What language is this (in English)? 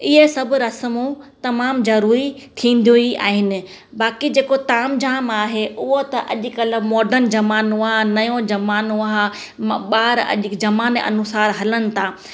Sindhi